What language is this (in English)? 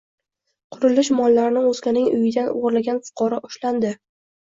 Uzbek